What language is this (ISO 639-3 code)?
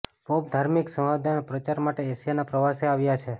guj